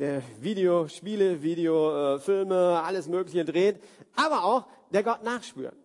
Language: German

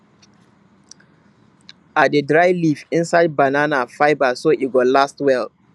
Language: Nigerian Pidgin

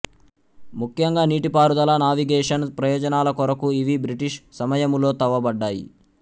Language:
Telugu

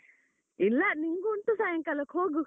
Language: Kannada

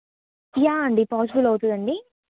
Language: Telugu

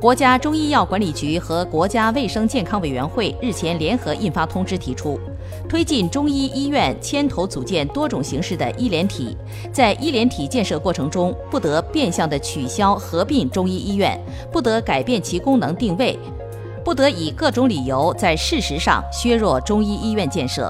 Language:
Chinese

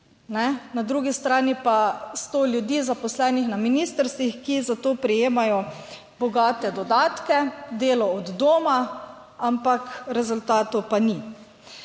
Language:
Slovenian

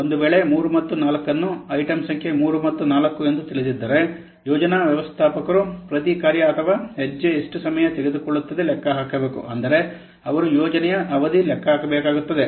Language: Kannada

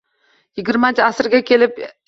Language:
Uzbek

